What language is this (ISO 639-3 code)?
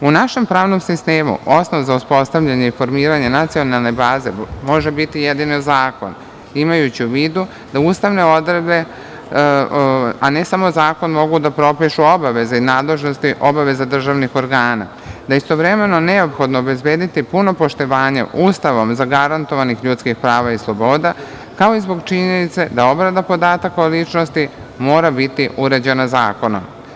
srp